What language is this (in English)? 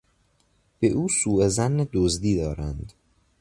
Persian